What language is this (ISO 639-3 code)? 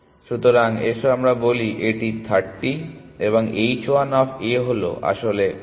ben